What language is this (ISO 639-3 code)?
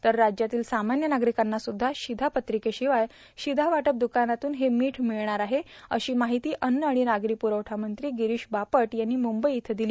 mar